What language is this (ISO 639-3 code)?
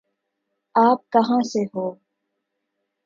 urd